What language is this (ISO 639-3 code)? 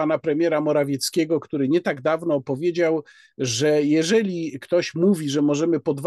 pol